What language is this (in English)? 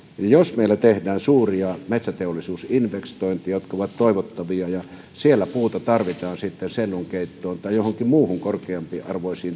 Finnish